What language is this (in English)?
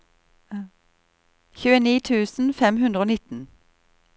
Norwegian